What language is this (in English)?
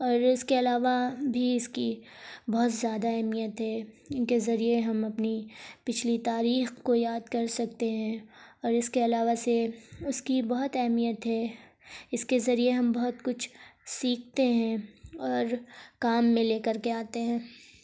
Urdu